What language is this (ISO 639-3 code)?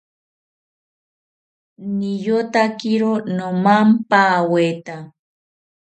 cpy